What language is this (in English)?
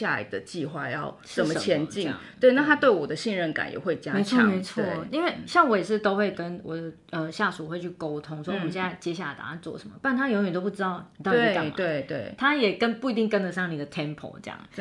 Chinese